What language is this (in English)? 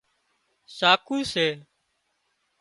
Wadiyara Koli